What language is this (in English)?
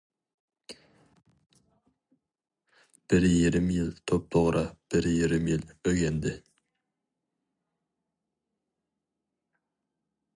Uyghur